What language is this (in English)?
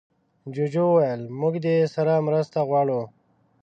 Pashto